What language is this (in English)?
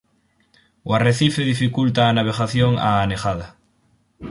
Galician